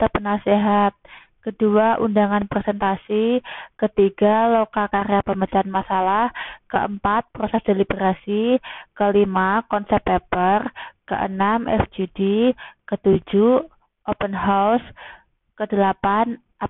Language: Indonesian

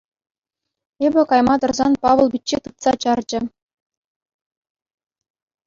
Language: Chuvash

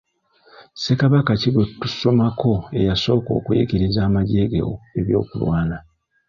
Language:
Ganda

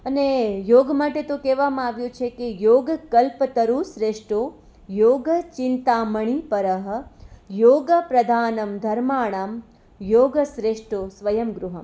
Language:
Gujarati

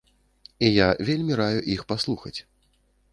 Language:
Belarusian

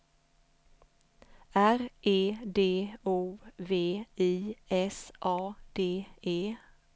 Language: Swedish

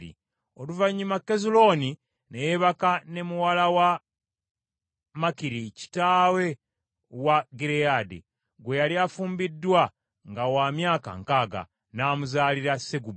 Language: Ganda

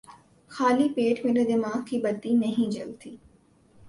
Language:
Urdu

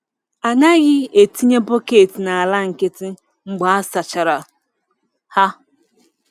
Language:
Igbo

